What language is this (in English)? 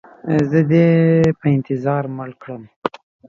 Pashto